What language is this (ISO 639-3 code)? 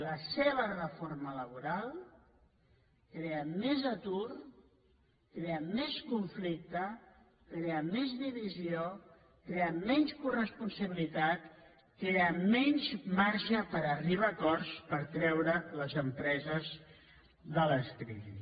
cat